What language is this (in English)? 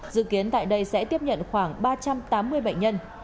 Vietnamese